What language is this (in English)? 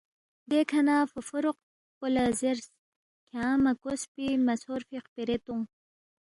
Balti